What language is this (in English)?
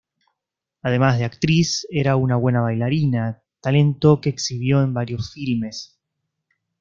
Spanish